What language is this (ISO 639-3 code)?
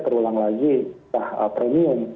ind